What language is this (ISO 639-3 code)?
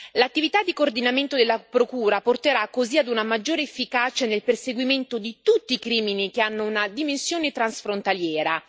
ita